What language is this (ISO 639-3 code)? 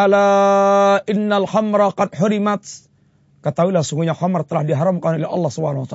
msa